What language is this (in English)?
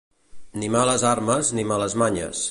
Catalan